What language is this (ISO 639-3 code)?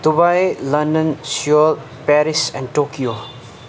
nep